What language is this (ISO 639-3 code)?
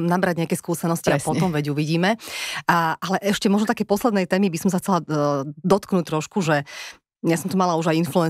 slk